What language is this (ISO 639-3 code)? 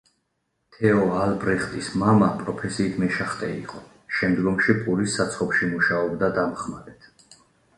kat